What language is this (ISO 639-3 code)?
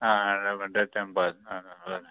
kok